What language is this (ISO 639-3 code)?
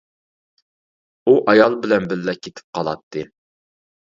uig